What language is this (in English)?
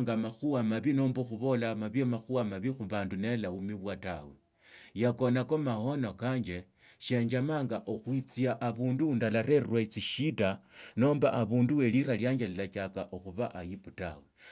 Tsotso